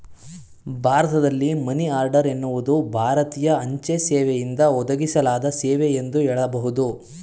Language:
Kannada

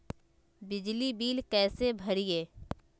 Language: Magahi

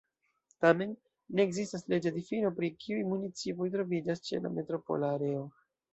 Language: Esperanto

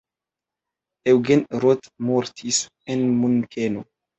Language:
Esperanto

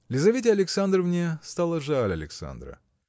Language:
Russian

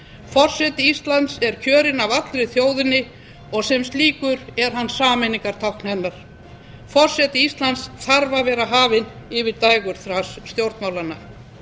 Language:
Icelandic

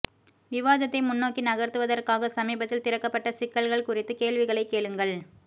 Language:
Tamil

